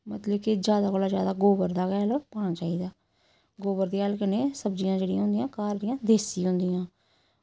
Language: Dogri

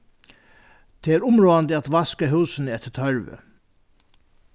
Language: Faroese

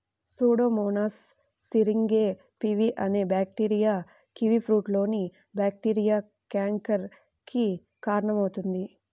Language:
Telugu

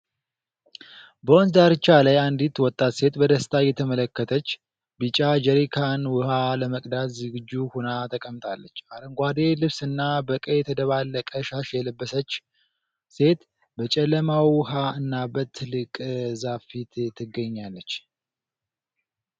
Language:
Amharic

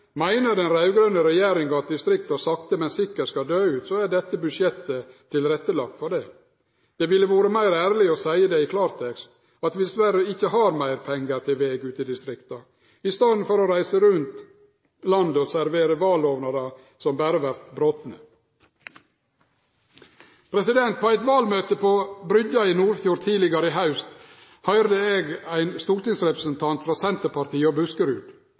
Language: Norwegian Nynorsk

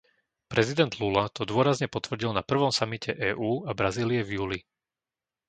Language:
Slovak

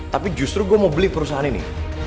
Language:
Indonesian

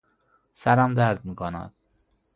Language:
Persian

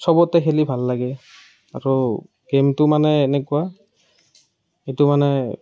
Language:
Assamese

